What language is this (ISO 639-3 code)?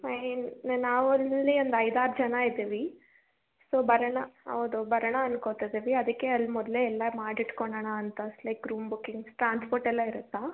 kan